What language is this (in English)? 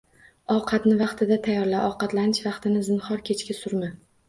Uzbek